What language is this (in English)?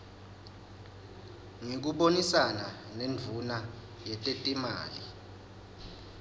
Swati